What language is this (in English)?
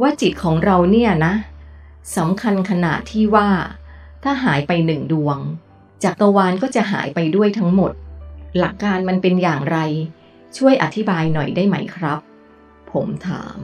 Thai